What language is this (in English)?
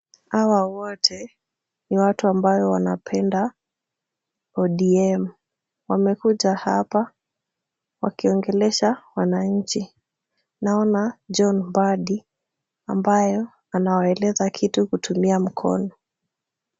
Swahili